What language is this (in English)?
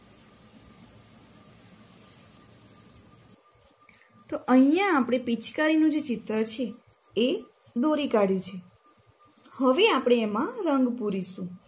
Gujarati